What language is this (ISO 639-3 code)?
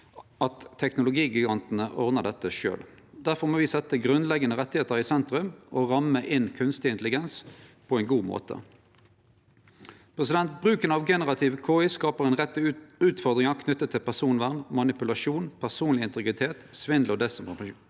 nor